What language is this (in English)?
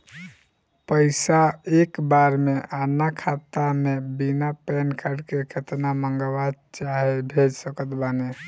Bhojpuri